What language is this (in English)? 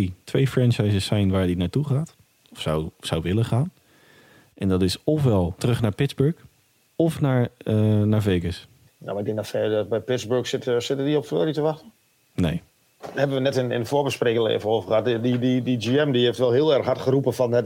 Dutch